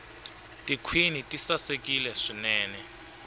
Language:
Tsonga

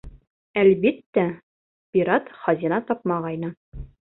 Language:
Bashkir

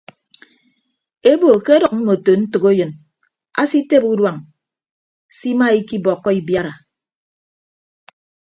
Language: Ibibio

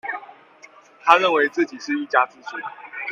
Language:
Chinese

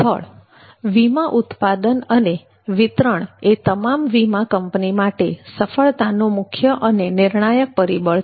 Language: Gujarati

